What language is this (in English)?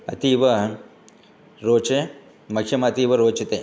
Sanskrit